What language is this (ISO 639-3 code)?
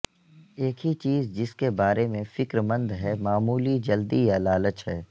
urd